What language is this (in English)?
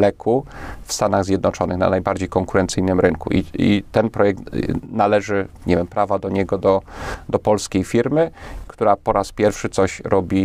Polish